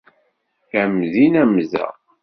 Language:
Kabyle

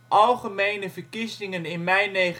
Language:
Dutch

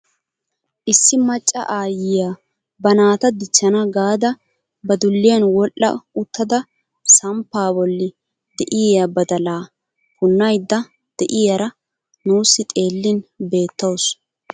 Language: Wolaytta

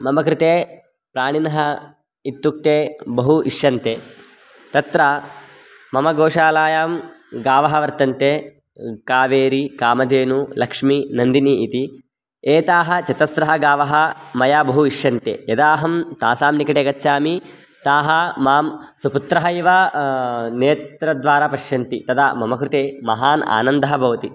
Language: Sanskrit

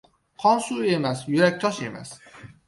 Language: Uzbek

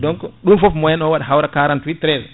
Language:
Fula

